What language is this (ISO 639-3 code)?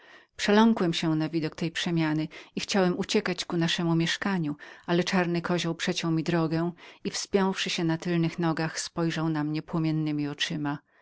pol